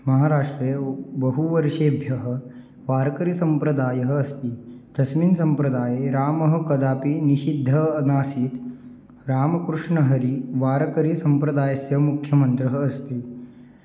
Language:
Sanskrit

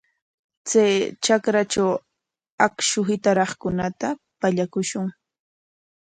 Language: Corongo Ancash Quechua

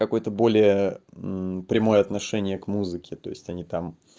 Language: Russian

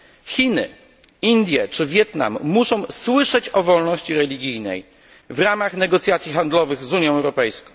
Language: Polish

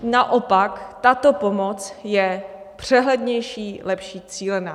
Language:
Czech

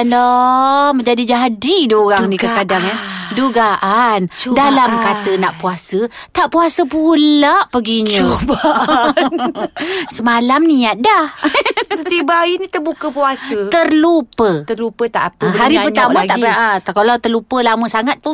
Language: Malay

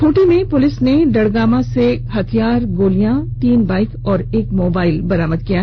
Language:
Hindi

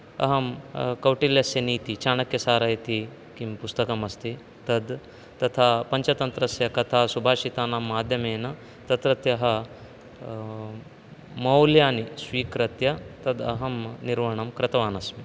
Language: Sanskrit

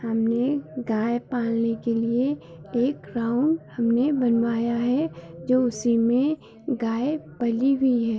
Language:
Hindi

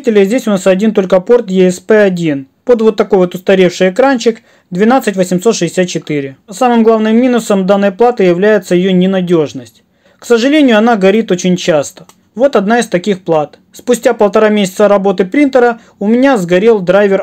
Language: Russian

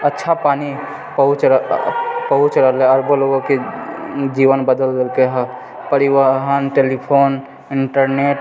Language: Maithili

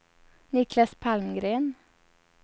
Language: Swedish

